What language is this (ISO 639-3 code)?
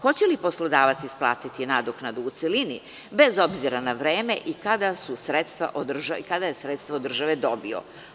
srp